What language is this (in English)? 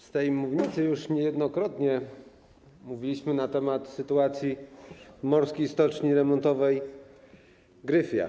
Polish